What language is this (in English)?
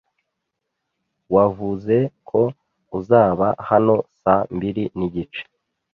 Kinyarwanda